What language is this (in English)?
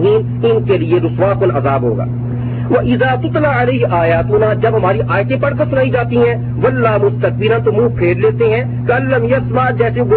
Urdu